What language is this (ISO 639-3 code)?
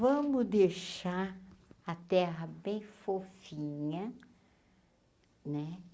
por